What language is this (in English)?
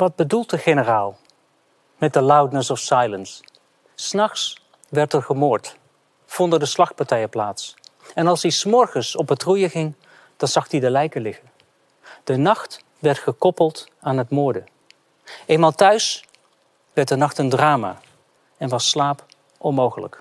Dutch